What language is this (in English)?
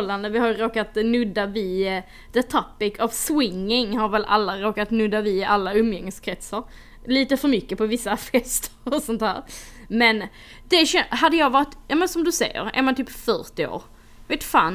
Swedish